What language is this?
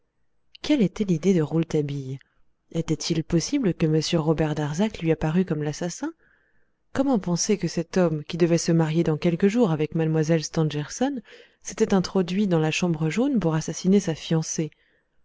French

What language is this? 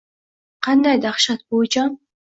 Uzbek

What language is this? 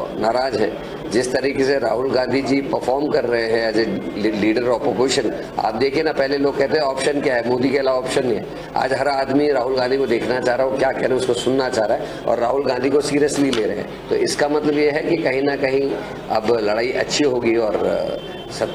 Hindi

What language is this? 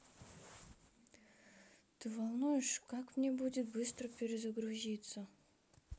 Russian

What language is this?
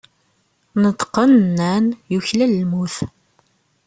Kabyle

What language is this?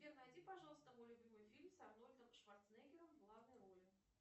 Russian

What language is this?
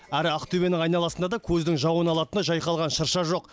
Kazakh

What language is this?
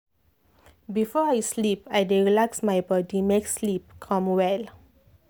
Nigerian Pidgin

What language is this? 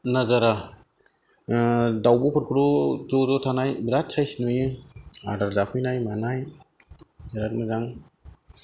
Bodo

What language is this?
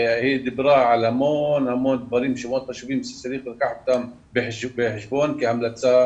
Hebrew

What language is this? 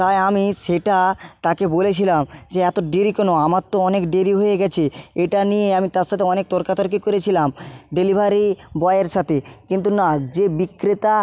Bangla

